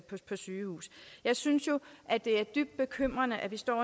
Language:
Danish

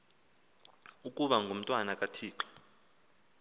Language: Xhosa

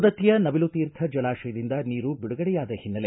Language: Kannada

